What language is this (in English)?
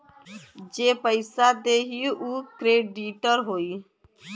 Bhojpuri